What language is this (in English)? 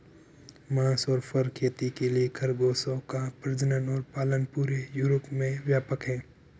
Hindi